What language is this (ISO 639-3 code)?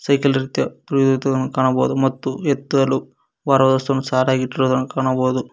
kan